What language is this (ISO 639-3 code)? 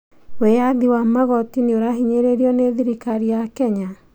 kik